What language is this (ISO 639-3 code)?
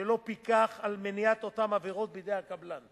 heb